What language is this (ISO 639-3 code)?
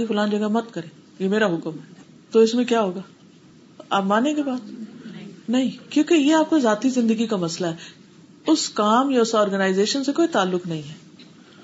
urd